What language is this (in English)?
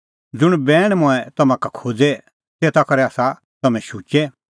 Kullu Pahari